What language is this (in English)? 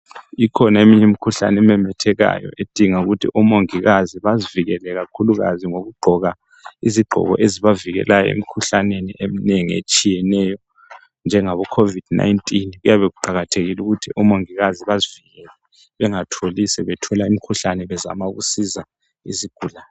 North Ndebele